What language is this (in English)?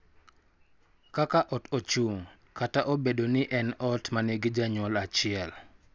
Luo (Kenya and Tanzania)